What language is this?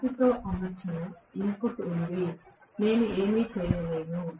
Telugu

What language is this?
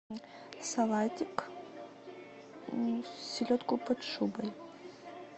Russian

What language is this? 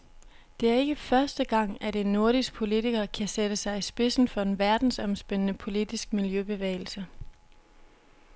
Danish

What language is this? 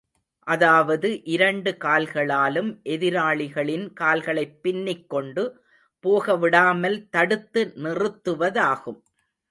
Tamil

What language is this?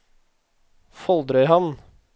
Norwegian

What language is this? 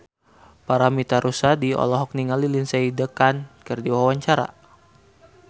Sundanese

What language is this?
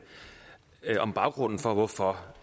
Danish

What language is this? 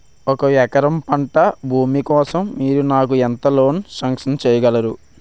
Telugu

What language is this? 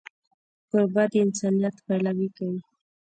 Pashto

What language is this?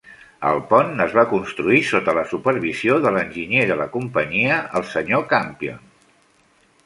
Catalan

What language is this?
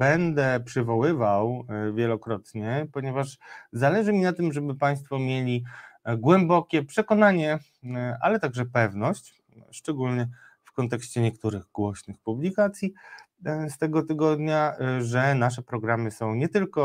Polish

